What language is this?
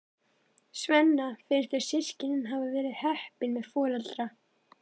Icelandic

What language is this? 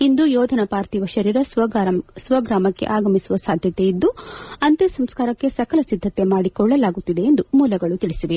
Kannada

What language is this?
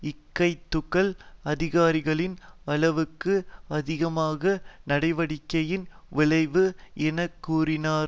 Tamil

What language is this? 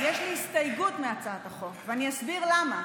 Hebrew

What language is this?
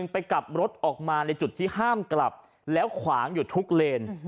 Thai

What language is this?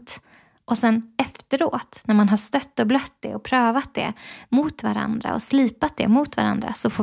Swedish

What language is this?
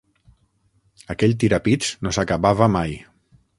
Catalan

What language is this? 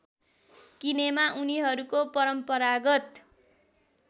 Nepali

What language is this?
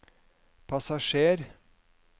Norwegian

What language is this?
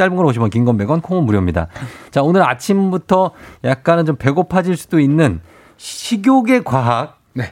Korean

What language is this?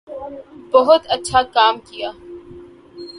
Urdu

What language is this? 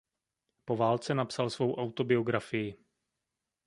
Czech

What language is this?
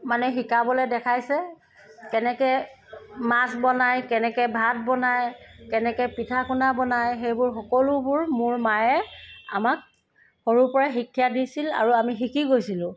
Assamese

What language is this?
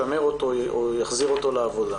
Hebrew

